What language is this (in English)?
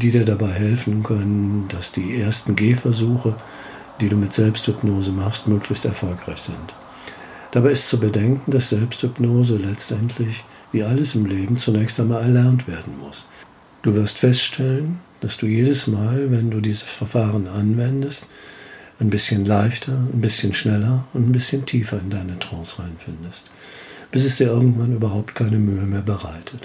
German